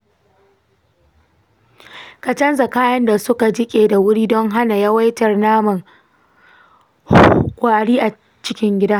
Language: Hausa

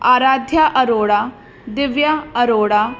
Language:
Sindhi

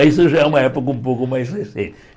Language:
Portuguese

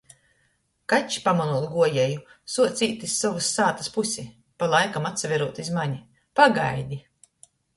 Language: Latgalian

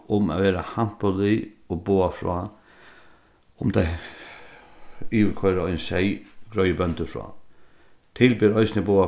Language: Faroese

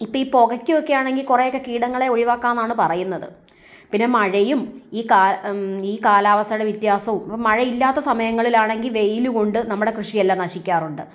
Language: Malayalam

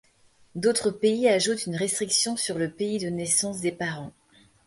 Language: French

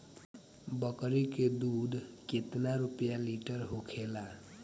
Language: Bhojpuri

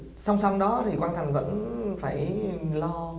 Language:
Vietnamese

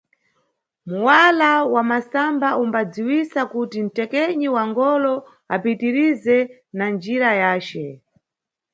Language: Nyungwe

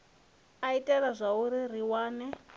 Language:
Venda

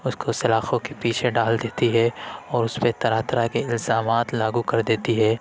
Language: Urdu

